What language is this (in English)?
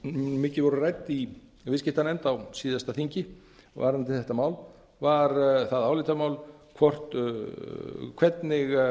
Icelandic